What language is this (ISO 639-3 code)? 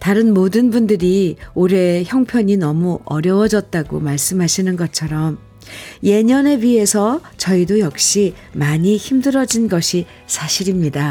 kor